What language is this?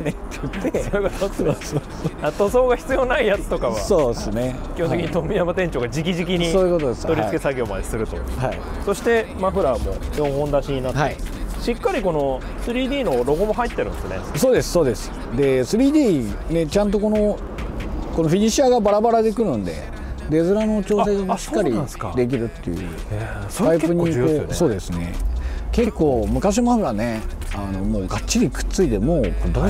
Japanese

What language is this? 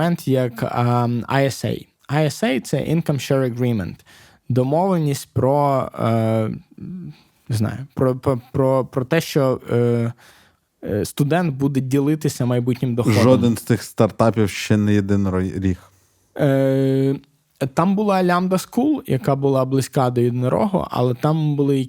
Ukrainian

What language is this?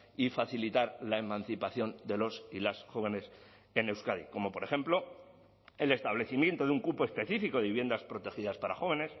Spanish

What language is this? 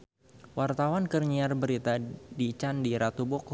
Sundanese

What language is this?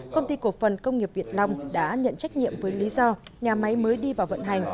Vietnamese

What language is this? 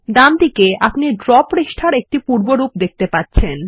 Bangla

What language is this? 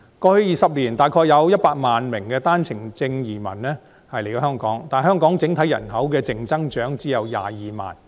Cantonese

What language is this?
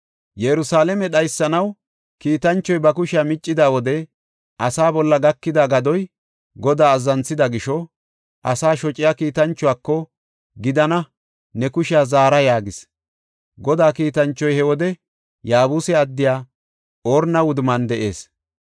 Gofa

